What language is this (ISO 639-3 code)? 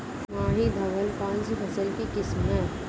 hin